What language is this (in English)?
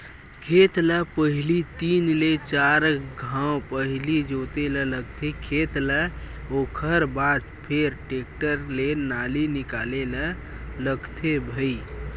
Chhattisgarhi